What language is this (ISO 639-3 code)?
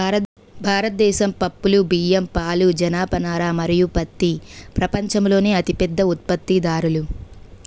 tel